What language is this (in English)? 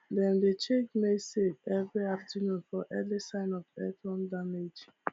Nigerian Pidgin